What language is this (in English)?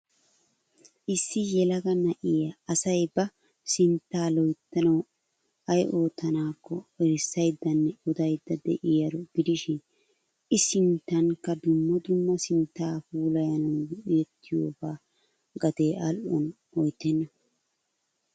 Wolaytta